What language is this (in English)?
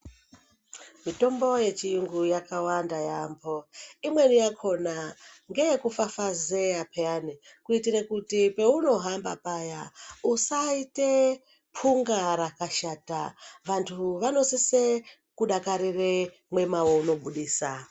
Ndau